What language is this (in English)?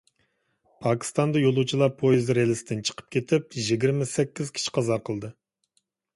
Uyghur